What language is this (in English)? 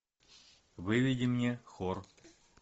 Russian